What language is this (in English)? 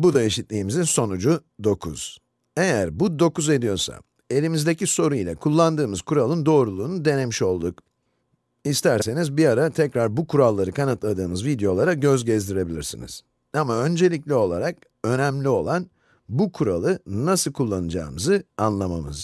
Turkish